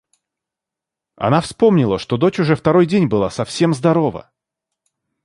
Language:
Russian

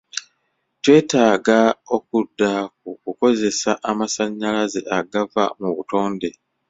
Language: Ganda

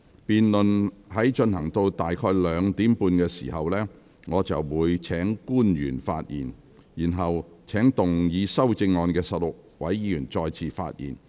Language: Cantonese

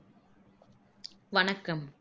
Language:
Tamil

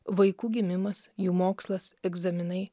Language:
Lithuanian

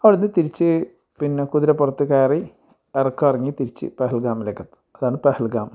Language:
Malayalam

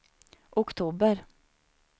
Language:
Swedish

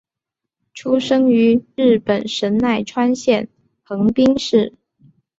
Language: Chinese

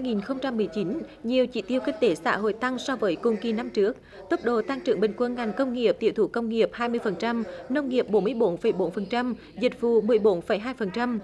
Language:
Vietnamese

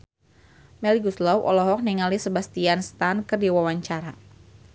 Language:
Sundanese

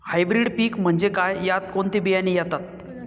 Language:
Marathi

